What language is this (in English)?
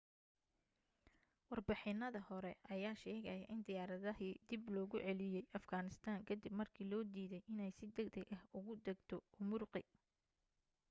Somali